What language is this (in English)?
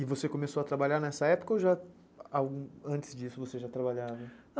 Portuguese